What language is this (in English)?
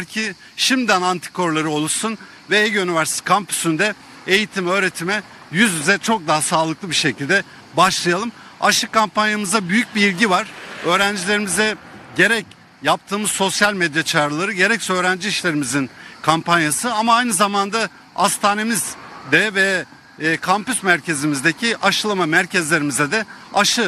Turkish